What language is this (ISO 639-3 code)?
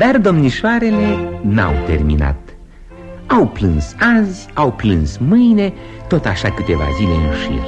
ron